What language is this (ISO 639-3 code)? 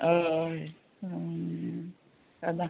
kok